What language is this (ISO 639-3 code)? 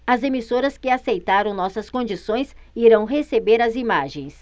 por